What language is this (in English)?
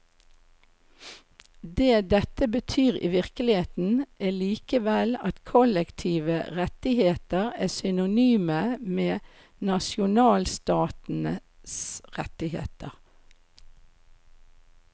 Norwegian